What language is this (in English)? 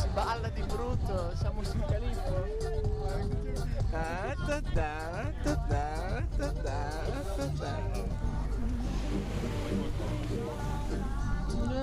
Italian